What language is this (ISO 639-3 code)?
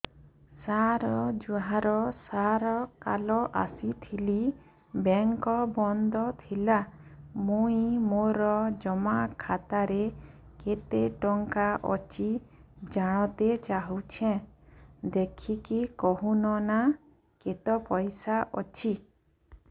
ori